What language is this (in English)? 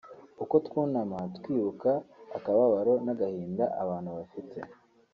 Kinyarwanda